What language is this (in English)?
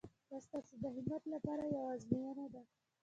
Pashto